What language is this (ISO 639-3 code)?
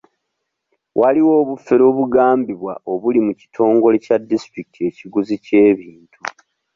lug